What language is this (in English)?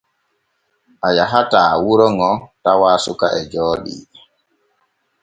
Borgu Fulfulde